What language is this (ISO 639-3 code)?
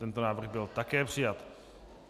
ces